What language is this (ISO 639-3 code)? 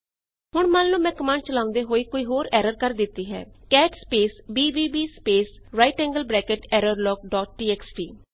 pan